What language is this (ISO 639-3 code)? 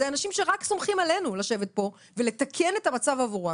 heb